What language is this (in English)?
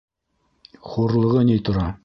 Bashkir